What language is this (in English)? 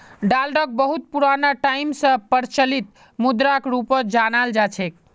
Magahi